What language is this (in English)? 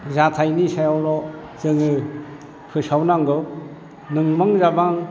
Bodo